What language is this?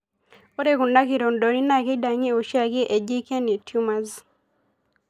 Masai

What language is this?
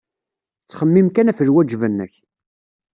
Kabyle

